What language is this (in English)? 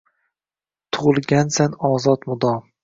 Uzbek